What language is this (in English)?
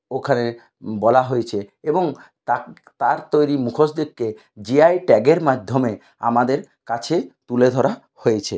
Bangla